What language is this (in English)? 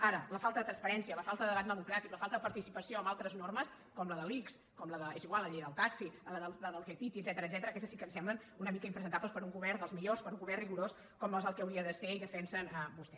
Catalan